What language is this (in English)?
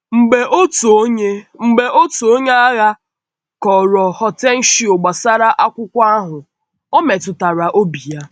Igbo